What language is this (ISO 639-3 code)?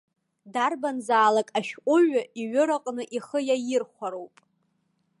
abk